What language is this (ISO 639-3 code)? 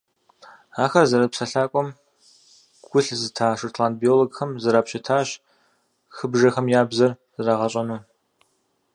kbd